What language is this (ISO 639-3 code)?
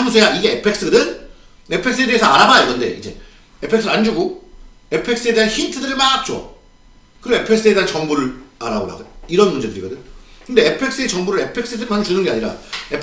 kor